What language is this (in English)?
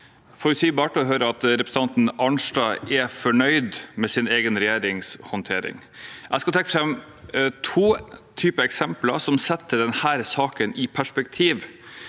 Norwegian